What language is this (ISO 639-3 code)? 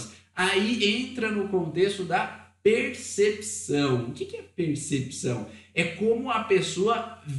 por